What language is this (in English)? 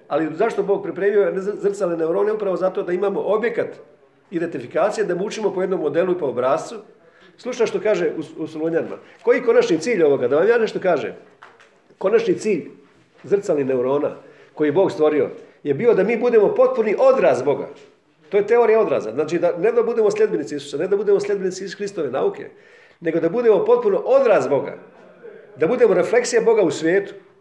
Croatian